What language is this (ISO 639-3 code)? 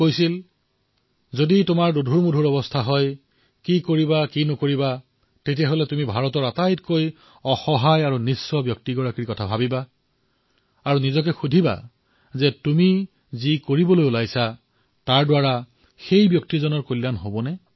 asm